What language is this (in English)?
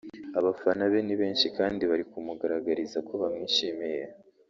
Kinyarwanda